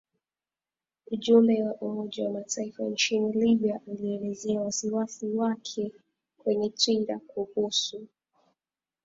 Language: Swahili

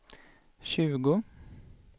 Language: Swedish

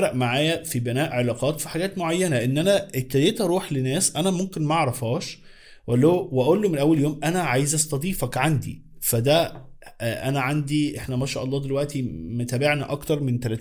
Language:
Arabic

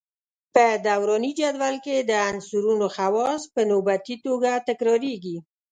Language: Pashto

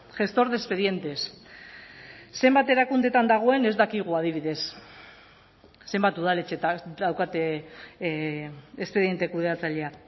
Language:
Basque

